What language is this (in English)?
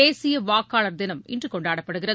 Tamil